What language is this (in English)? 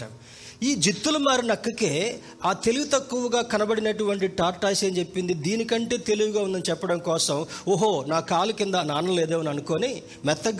Telugu